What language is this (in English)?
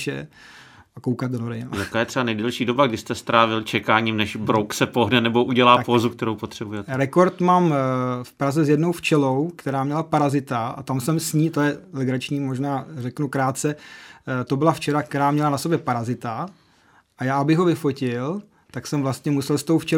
Czech